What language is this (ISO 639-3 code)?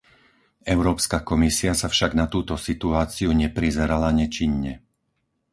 slk